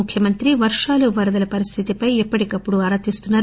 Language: Telugu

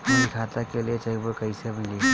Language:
Bhojpuri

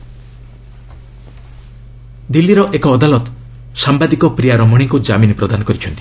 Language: Odia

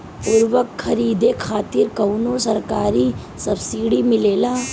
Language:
Bhojpuri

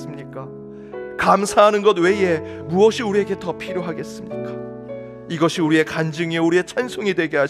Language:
Korean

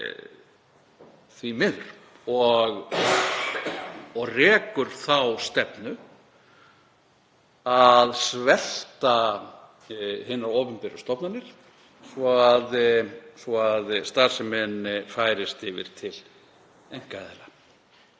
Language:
Icelandic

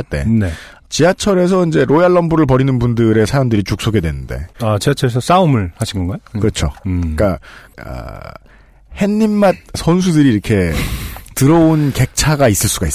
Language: Korean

